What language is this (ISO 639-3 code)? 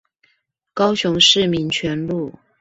zho